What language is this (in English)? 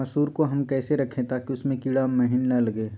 Magahi